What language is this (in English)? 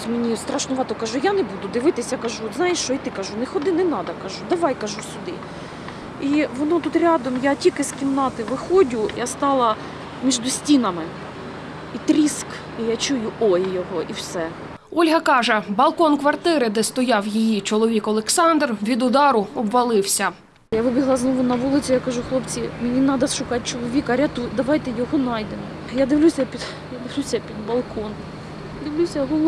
Ukrainian